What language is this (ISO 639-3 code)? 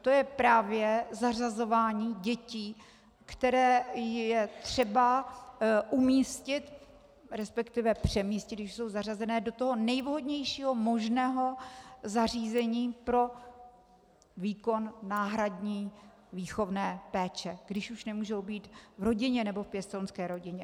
ces